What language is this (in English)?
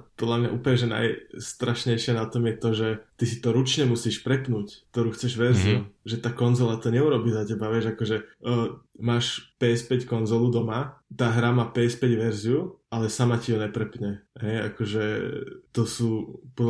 Slovak